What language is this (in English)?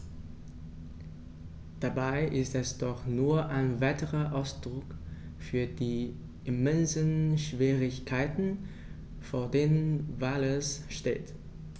German